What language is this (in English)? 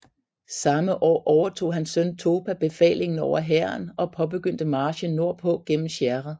Danish